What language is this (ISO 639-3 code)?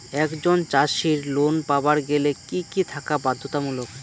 ben